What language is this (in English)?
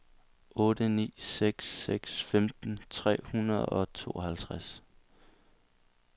Danish